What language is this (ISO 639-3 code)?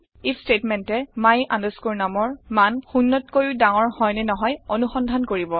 asm